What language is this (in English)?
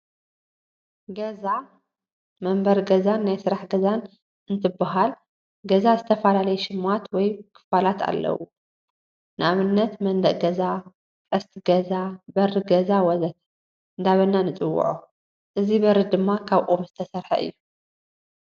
Tigrinya